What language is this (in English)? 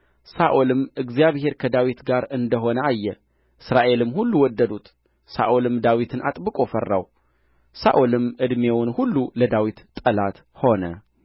Amharic